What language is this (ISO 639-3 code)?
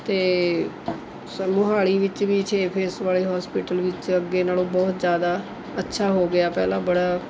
pan